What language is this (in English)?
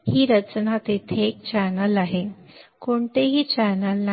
Marathi